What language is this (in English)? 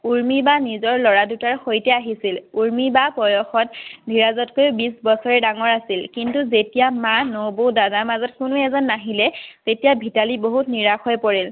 Assamese